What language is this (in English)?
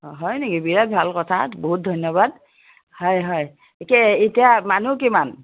Assamese